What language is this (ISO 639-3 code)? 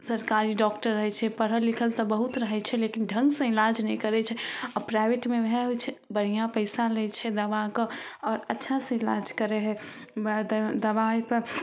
mai